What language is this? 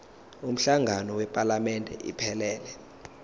Zulu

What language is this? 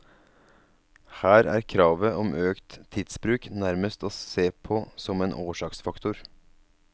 Norwegian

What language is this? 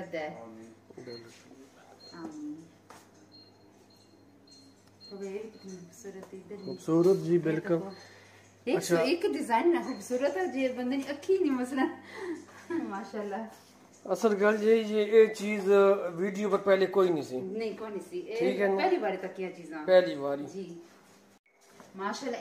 Punjabi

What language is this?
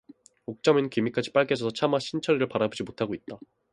Korean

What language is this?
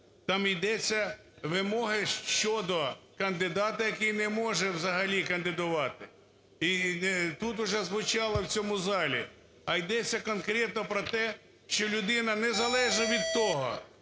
Ukrainian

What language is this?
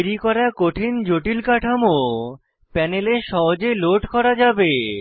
Bangla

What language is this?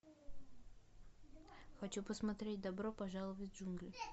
Russian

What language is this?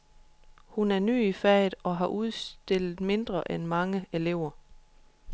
Danish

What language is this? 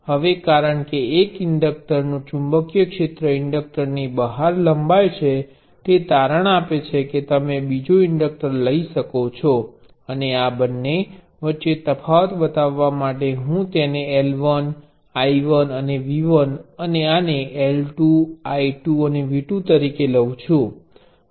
Gujarati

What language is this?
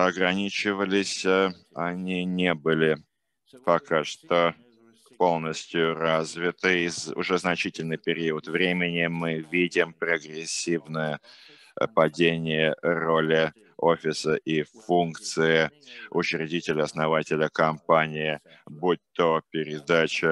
Russian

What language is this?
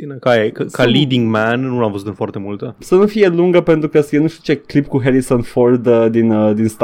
Romanian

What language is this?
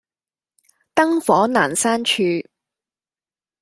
Cantonese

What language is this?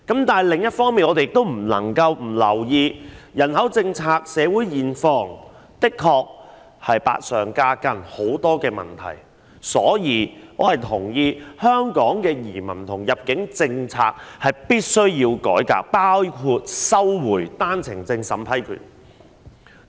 Cantonese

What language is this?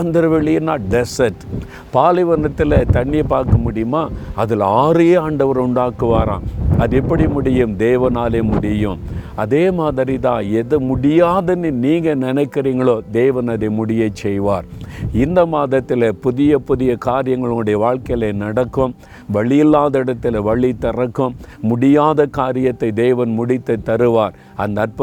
Tamil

